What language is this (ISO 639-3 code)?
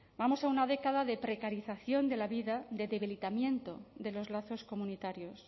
spa